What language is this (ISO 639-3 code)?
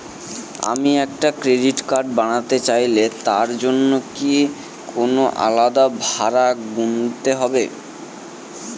ben